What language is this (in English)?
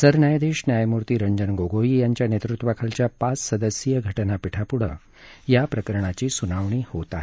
Marathi